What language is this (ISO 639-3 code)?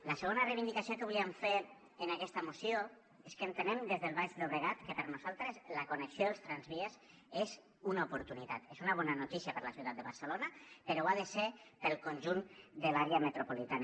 cat